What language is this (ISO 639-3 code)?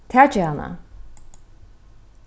fao